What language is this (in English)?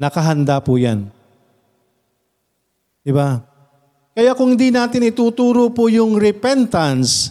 Filipino